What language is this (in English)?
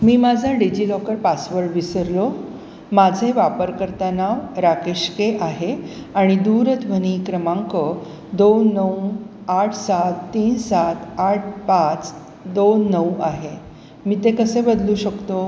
Marathi